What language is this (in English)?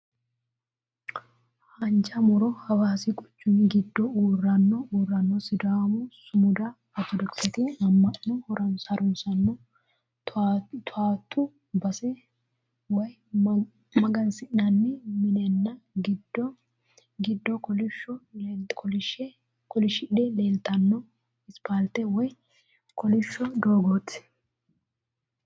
Sidamo